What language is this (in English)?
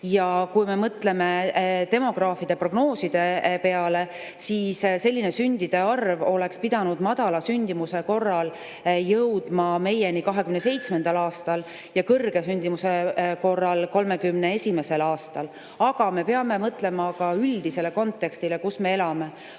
Estonian